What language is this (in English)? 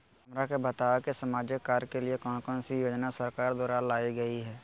Magahi